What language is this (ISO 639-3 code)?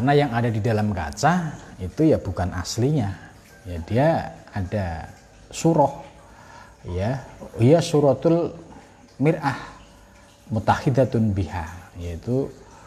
ind